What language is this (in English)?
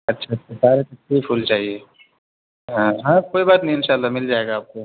Urdu